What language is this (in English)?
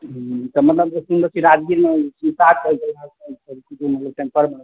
Maithili